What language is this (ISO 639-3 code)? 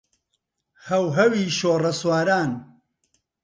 ckb